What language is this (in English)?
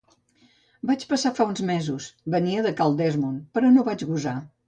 Catalan